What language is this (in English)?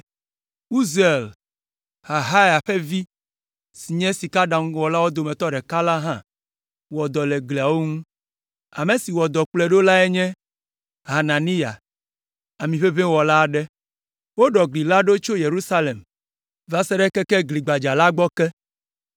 Ewe